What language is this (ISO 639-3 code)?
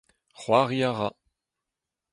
bre